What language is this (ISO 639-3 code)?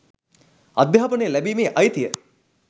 sin